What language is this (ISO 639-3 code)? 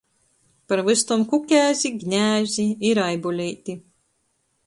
ltg